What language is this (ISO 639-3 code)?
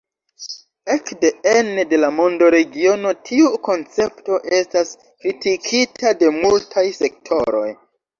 epo